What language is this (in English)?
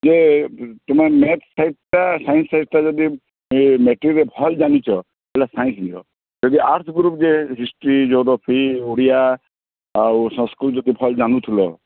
Odia